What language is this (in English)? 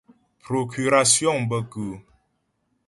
Ghomala